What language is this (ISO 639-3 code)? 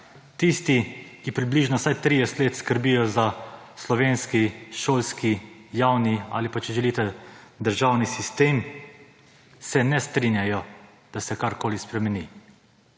slv